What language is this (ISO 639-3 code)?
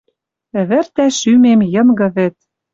mrj